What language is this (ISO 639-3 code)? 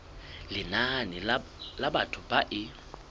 sot